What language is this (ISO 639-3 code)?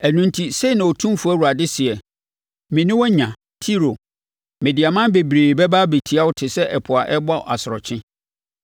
aka